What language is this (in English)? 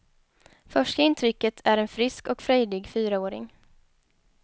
Swedish